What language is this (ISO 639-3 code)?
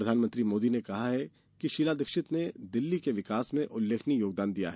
hin